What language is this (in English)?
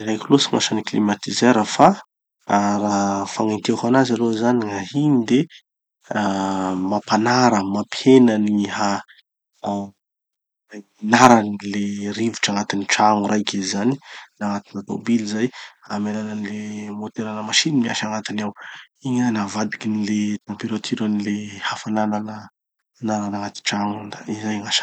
Tanosy Malagasy